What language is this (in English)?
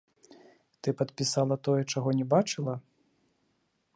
Belarusian